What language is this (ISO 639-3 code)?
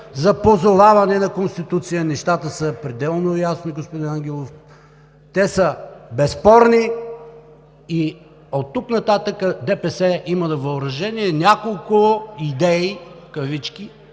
bul